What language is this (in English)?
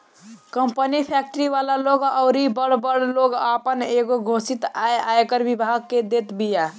Bhojpuri